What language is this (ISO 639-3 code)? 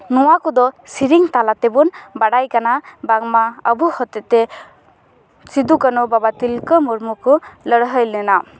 sat